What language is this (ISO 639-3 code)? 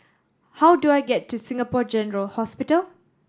eng